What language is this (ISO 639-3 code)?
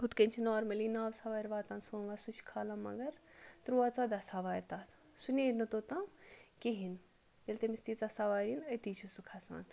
kas